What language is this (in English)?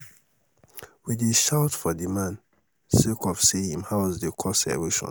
Nigerian Pidgin